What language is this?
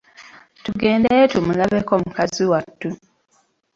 Ganda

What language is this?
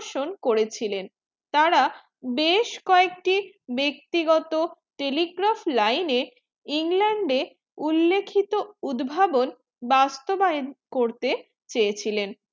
Bangla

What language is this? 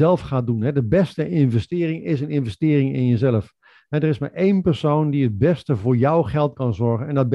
Dutch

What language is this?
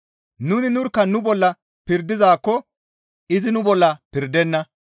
Gamo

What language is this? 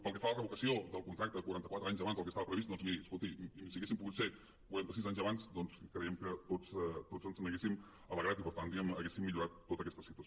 Catalan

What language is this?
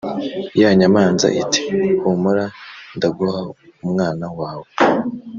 Kinyarwanda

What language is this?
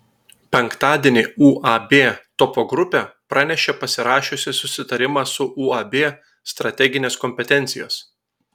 Lithuanian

